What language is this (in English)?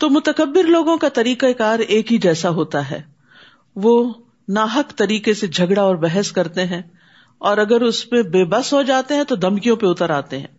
Urdu